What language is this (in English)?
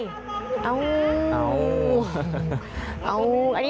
Thai